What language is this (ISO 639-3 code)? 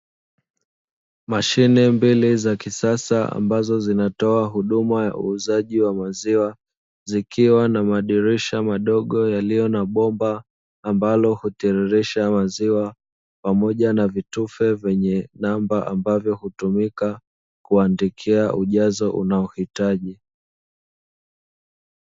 swa